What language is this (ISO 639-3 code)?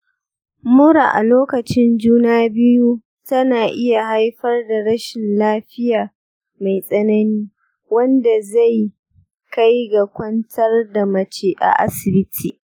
hau